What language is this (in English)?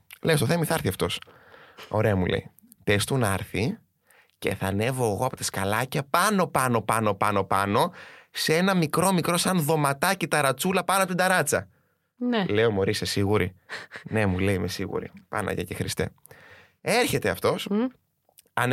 Greek